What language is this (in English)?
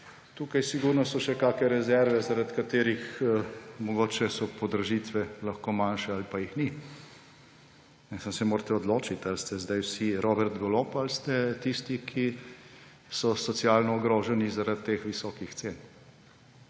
Slovenian